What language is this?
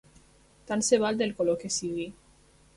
Catalan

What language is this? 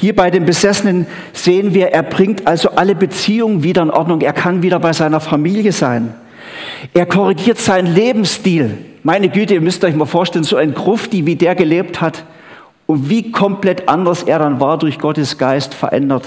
German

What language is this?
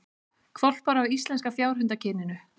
Icelandic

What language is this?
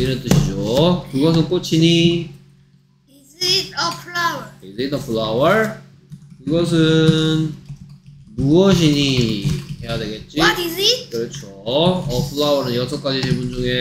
Korean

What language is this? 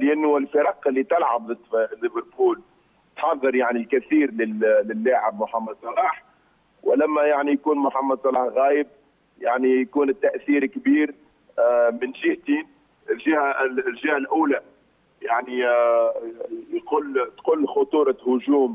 Arabic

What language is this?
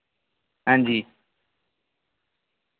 Dogri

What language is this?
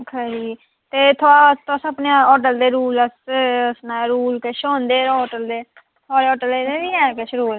Dogri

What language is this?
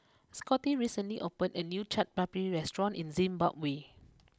English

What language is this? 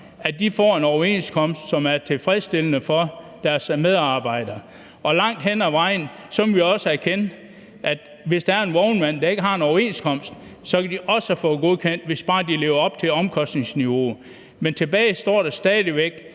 Danish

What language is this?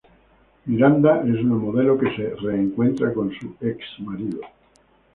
Spanish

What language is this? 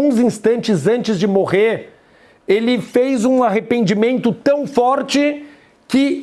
Portuguese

